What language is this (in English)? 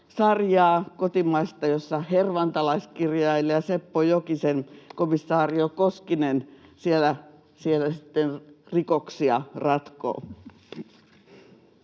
Finnish